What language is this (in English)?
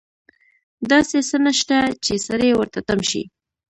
Pashto